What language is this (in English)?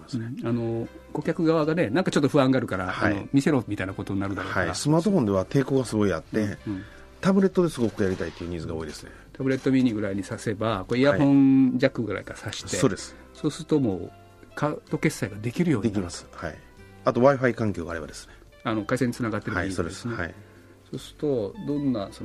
Japanese